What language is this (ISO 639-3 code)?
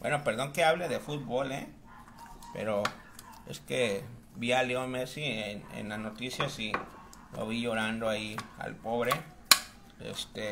spa